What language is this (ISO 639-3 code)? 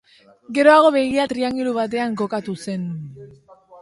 eus